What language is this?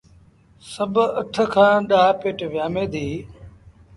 Sindhi Bhil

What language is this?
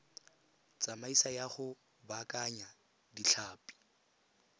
Tswana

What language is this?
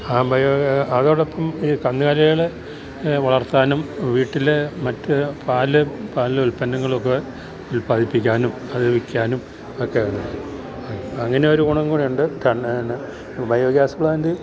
Malayalam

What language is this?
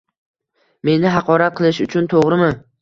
Uzbek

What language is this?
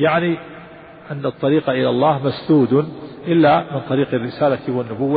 Arabic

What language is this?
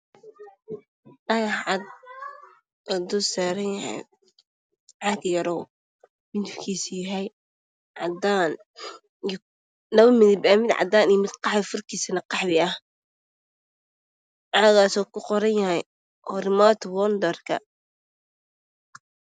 Somali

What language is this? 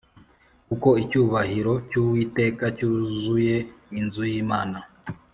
Kinyarwanda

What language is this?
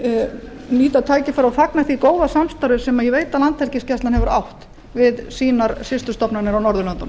Icelandic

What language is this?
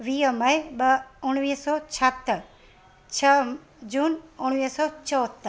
Sindhi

